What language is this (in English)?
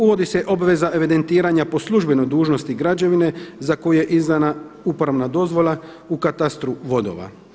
Croatian